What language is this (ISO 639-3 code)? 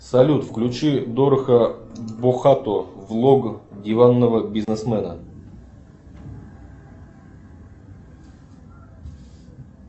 rus